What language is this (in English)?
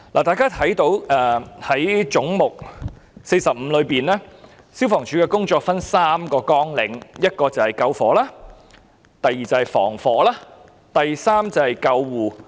Cantonese